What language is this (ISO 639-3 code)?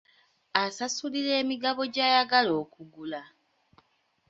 lug